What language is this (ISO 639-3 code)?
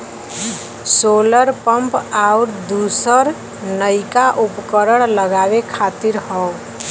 bho